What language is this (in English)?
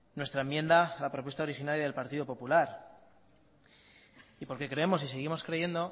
Spanish